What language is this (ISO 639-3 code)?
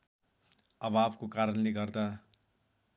nep